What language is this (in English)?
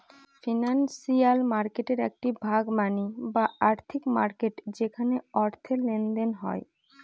Bangla